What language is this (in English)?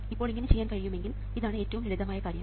Malayalam